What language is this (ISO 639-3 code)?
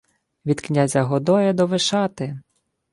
ukr